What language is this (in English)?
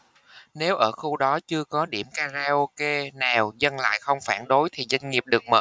Vietnamese